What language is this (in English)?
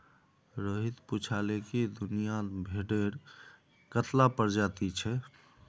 Magahi